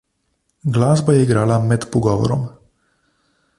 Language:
Slovenian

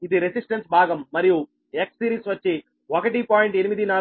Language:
Telugu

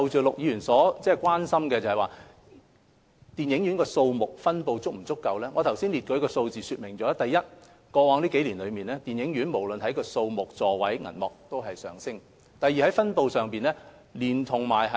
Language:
Cantonese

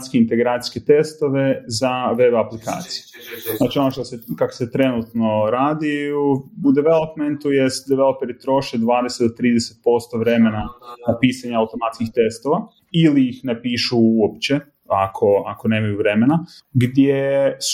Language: Croatian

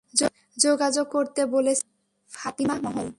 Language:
Bangla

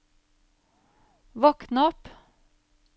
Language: Norwegian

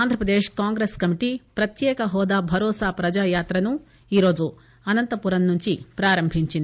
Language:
Telugu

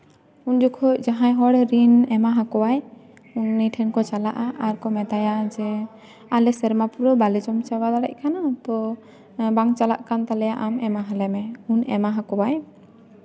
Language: Santali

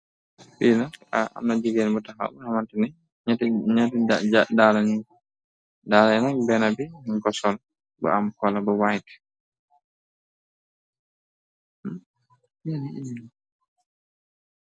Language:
Wolof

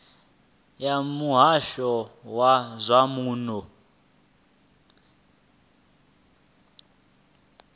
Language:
Venda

